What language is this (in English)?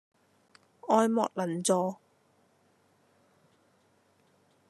Cantonese